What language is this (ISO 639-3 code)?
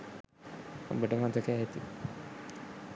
sin